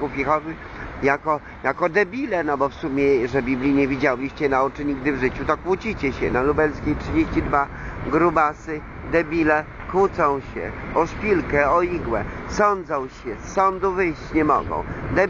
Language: Polish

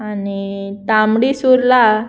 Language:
Konkani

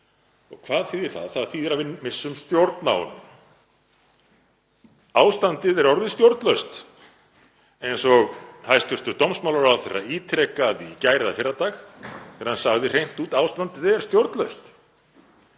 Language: Icelandic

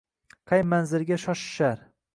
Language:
Uzbek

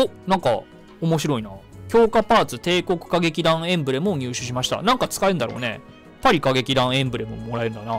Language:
Japanese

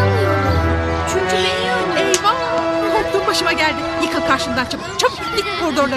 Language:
Turkish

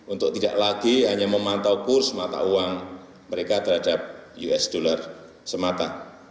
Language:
Indonesian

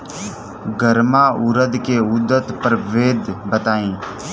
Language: Bhojpuri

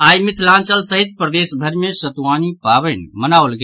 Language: Maithili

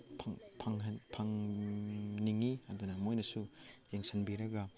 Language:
Manipuri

